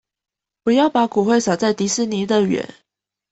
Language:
Chinese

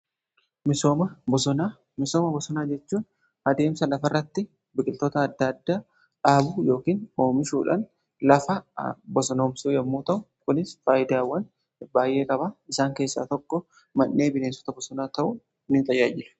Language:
Oromo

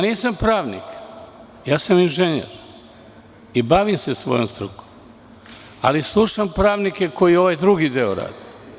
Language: Serbian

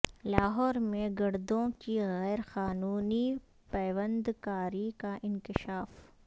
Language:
Urdu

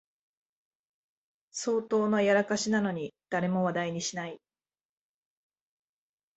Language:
Japanese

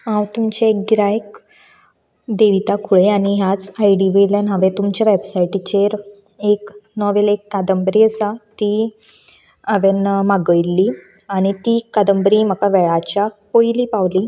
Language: Konkani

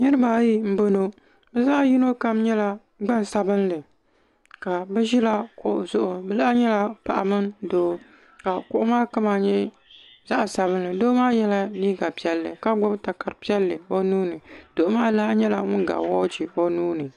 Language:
Dagbani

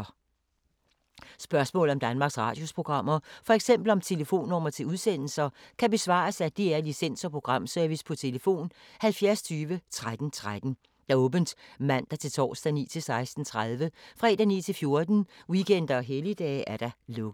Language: Danish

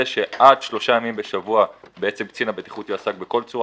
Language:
Hebrew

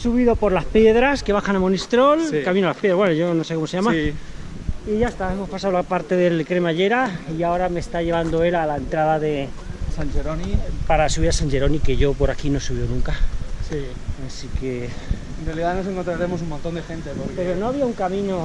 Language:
Spanish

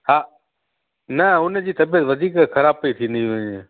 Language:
Sindhi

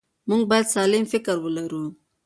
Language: Pashto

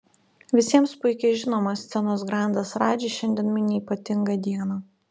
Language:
Lithuanian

